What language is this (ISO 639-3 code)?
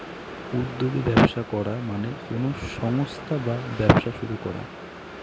ben